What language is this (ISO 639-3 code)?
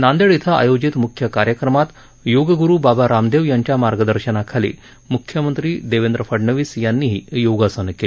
mar